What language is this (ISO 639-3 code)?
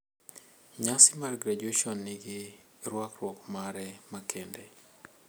luo